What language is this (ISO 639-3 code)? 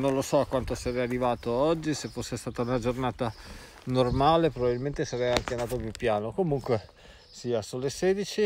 ita